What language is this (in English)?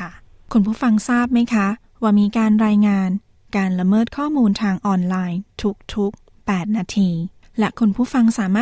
Thai